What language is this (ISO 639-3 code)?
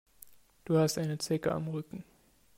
deu